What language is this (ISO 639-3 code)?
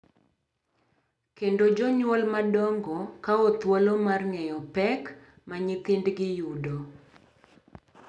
luo